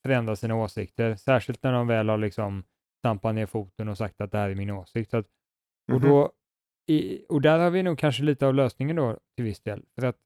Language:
Swedish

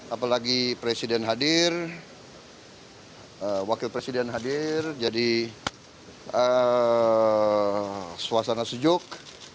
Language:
Indonesian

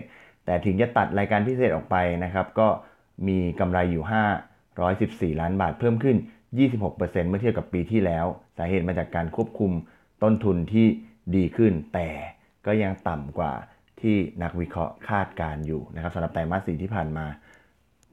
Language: Thai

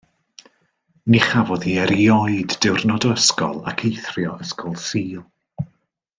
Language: Welsh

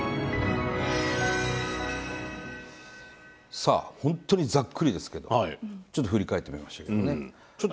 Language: Japanese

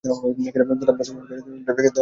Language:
Bangla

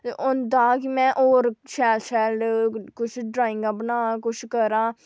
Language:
Dogri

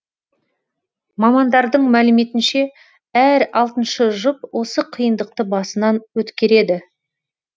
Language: Kazakh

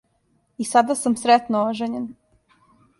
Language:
Serbian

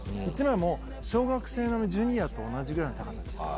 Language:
Japanese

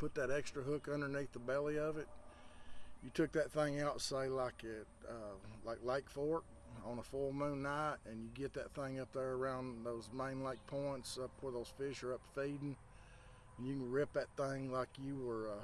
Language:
English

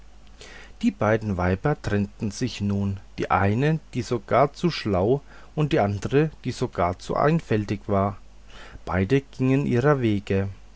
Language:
German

